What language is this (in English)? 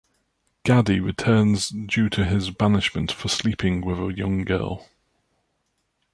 English